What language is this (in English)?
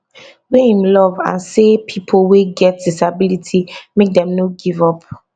Nigerian Pidgin